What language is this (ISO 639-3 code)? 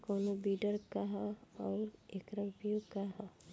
bho